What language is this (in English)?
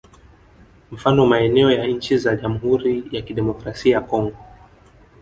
Swahili